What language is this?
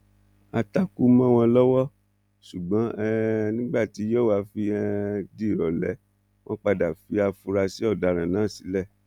Yoruba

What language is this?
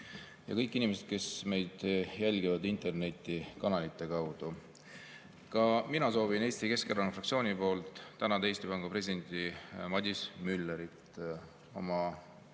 Estonian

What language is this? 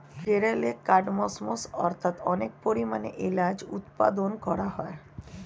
Bangla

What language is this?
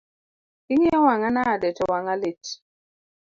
Luo (Kenya and Tanzania)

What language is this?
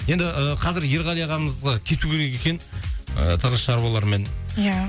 Kazakh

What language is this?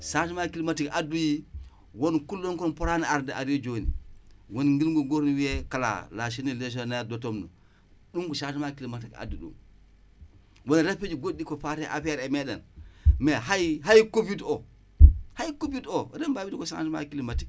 Wolof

